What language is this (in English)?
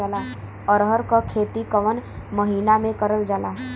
Bhojpuri